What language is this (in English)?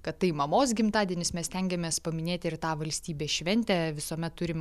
Lithuanian